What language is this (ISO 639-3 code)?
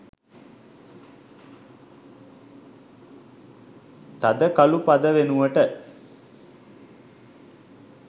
sin